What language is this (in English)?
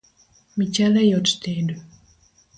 Luo (Kenya and Tanzania)